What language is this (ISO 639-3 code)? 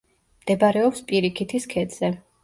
kat